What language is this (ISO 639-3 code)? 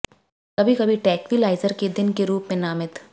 hin